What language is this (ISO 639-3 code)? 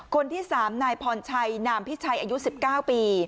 tha